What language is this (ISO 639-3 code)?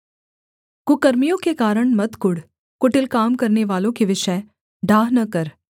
hin